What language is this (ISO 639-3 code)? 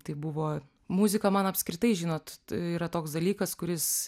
lit